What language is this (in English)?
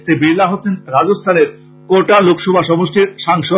Bangla